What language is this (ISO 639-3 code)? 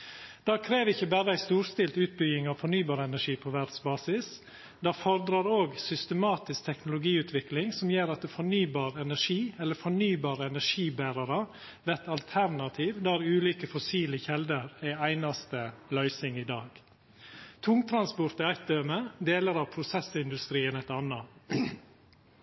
nno